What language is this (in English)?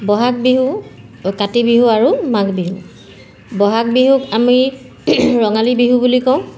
Assamese